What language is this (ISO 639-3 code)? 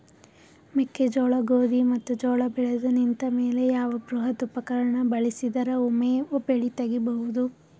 kan